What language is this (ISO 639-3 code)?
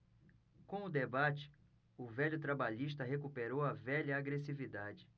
por